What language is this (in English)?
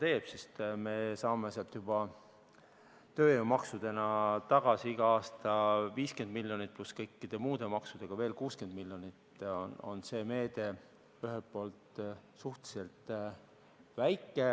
Estonian